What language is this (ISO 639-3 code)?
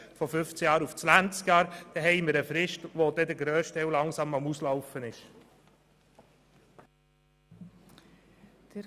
gsw